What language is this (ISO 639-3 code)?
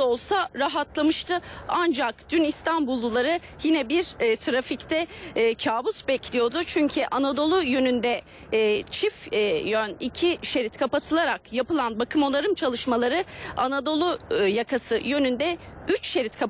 tur